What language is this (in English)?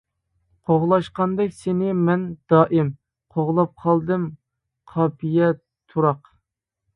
Uyghur